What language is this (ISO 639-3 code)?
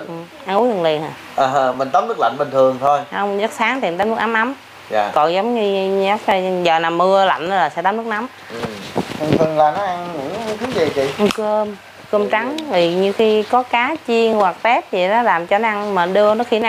vie